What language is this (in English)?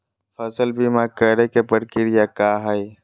Magahi